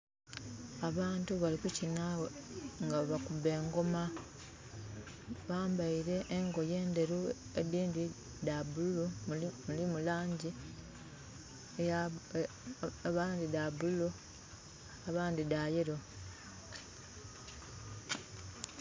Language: Soga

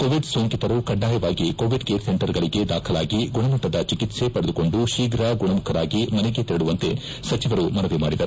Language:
Kannada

